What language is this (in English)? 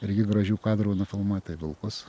Lithuanian